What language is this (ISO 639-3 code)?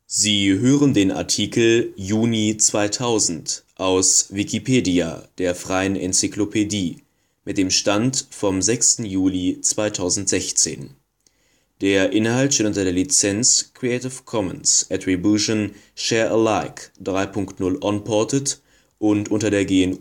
deu